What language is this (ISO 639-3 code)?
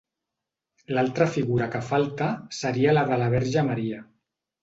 cat